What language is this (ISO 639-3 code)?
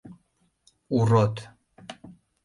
chm